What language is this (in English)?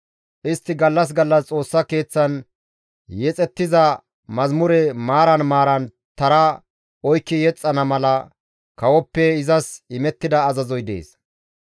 Gamo